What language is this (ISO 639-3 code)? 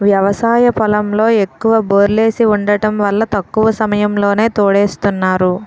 tel